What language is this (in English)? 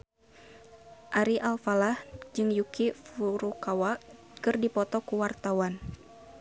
Sundanese